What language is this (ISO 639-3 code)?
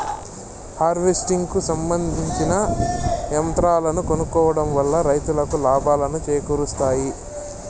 tel